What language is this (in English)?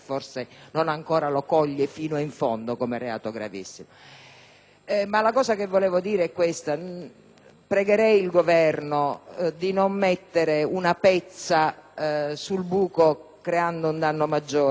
Italian